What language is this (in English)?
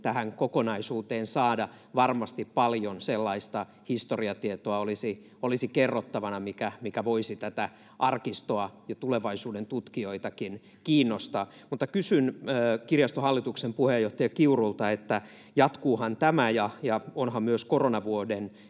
Finnish